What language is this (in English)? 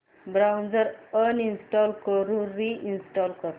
Marathi